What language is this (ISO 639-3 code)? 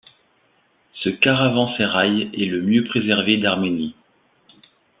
fra